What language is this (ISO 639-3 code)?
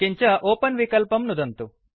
san